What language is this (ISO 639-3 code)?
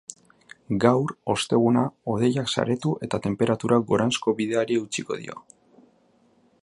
eus